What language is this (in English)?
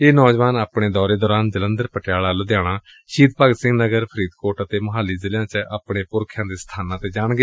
Punjabi